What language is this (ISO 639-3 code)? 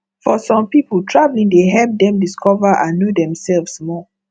pcm